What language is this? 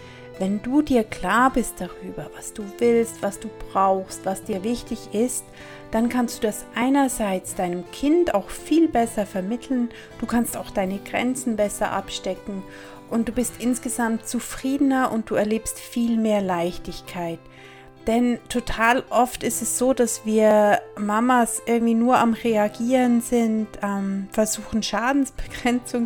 German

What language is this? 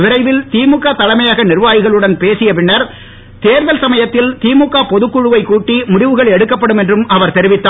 Tamil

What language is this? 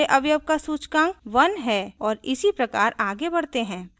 Hindi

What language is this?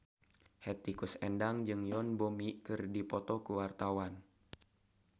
Sundanese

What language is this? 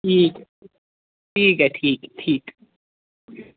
Dogri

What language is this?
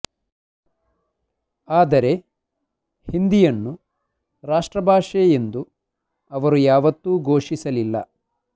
Kannada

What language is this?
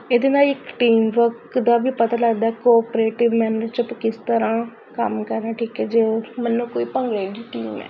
Punjabi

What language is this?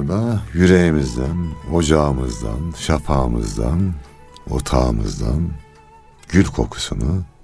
Turkish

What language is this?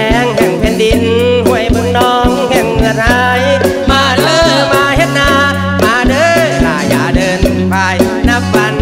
Thai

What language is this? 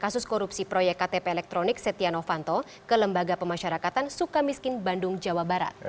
Indonesian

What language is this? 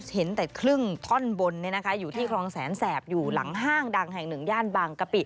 Thai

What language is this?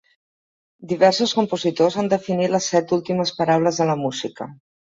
Catalan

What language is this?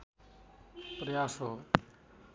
Nepali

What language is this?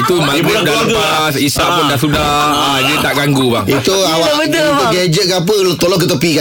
Malay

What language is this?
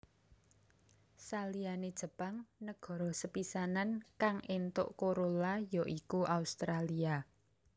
Javanese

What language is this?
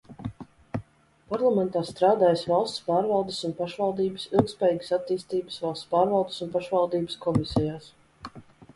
Latvian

